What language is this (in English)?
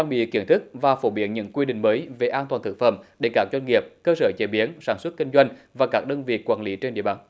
Vietnamese